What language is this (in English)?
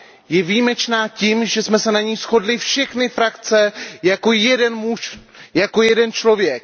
Czech